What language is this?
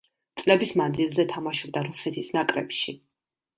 Georgian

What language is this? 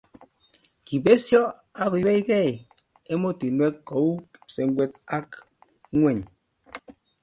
Kalenjin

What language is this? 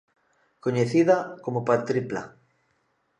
Galician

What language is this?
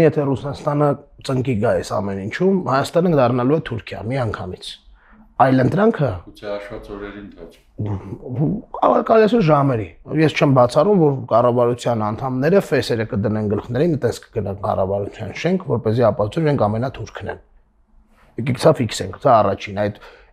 Romanian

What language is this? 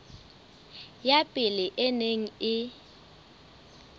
Southern Sotho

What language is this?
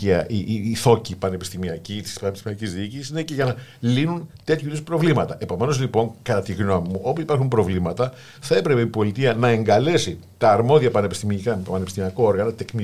Greek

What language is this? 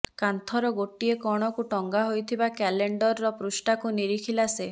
Odia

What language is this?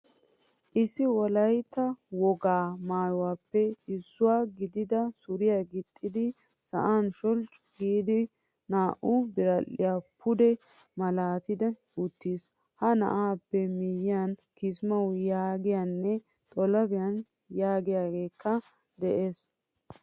Wolaytta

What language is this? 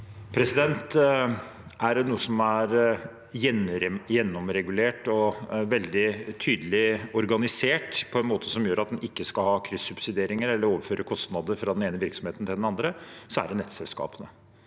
Norwegian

